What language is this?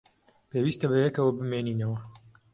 Central Kurdish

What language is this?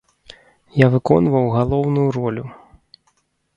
Belarusian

